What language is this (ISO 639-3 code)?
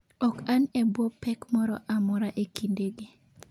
luo